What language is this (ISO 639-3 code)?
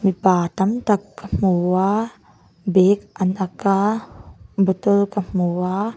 lus